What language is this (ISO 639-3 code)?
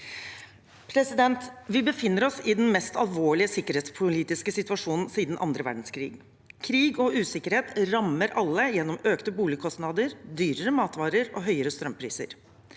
nor